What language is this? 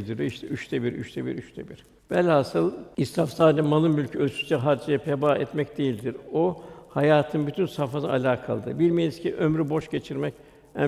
Turkish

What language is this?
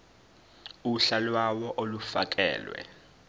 Zulu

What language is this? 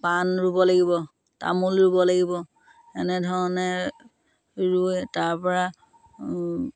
Assamese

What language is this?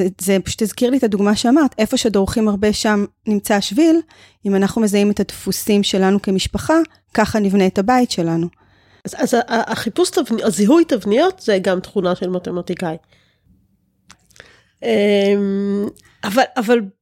Hebrew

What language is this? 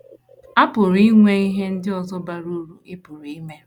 Igbo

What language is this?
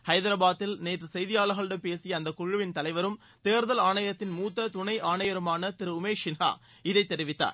Tamil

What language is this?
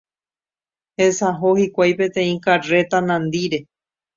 Guarani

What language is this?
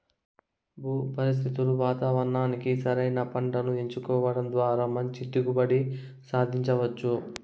Telugu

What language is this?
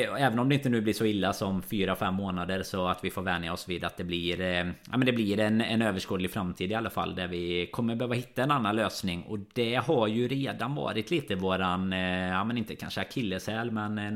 Swedish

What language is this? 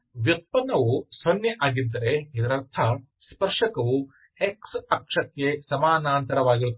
Kannada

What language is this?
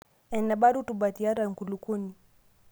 Masai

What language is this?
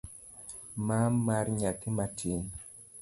Luo (Kenya and Tanzania)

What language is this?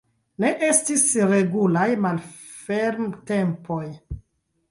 Esperanto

